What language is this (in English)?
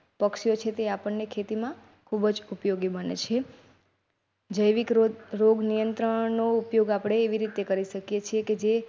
Gujarati